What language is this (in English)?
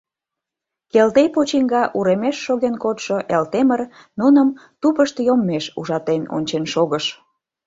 Mari